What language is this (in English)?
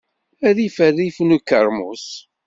Kabyle